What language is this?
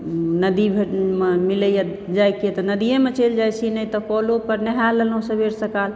Maithili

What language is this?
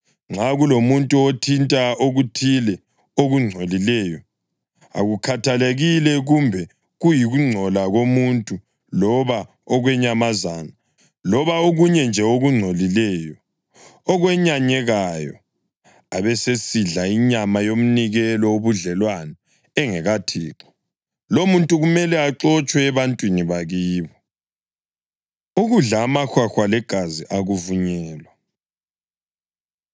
North Ndebele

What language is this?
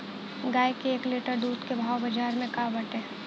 Bhojpuri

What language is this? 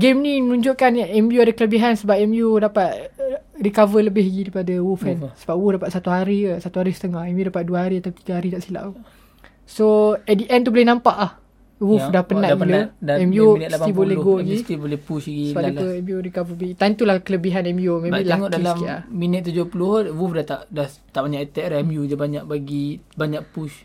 Malay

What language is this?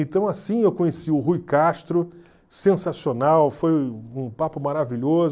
Portuguese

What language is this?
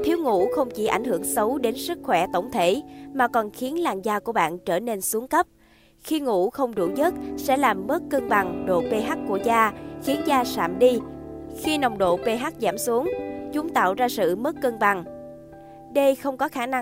Vietnamese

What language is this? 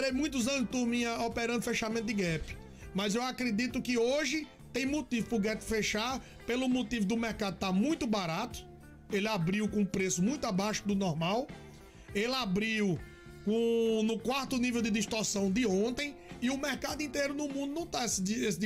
Portuguese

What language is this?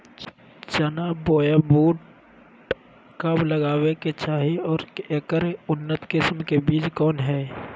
Magahi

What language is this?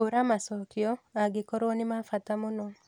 Kikuyu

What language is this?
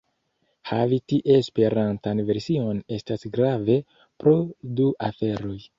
Esperanto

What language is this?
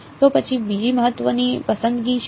Gujarati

